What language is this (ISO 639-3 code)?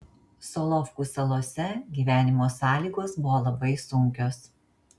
lit